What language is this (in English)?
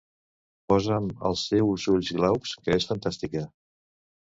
Catalan